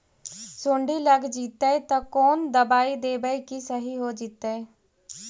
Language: Magahi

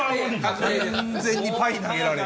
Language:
Japanese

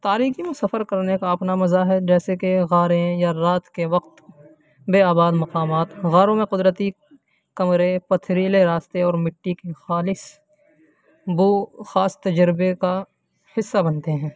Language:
Urdu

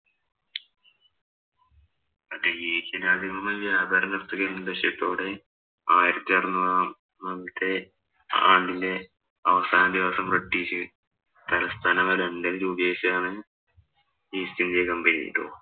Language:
Malayalam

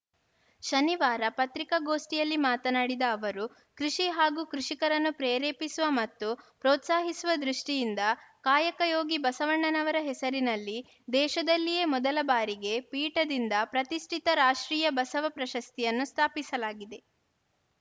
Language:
Kannada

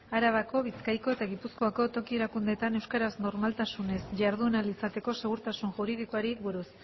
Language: Basque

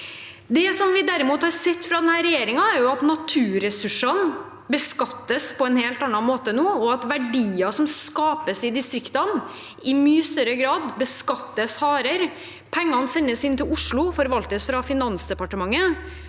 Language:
Norwegian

